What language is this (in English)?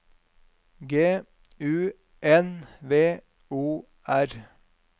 Norwegian